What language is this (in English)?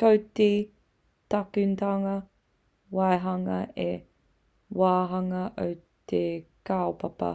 Māori